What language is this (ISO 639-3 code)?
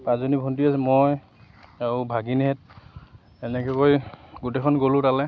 asm